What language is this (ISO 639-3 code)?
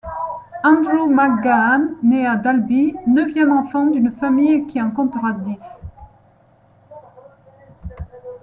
fra